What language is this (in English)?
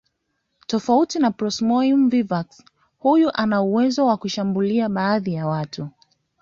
Swahili